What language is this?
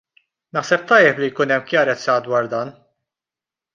Maltese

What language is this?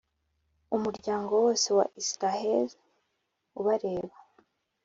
Kinyarwanda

